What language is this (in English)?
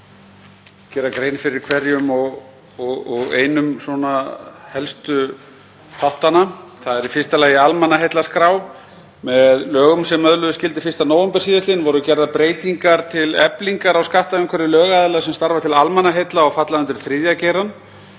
Icelandic